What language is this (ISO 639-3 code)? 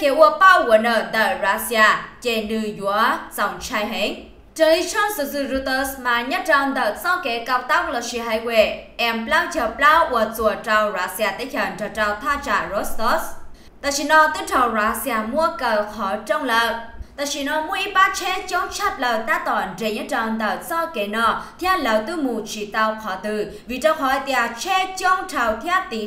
vie